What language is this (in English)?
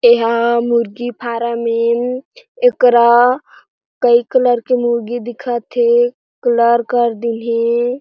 Chhattisgarhi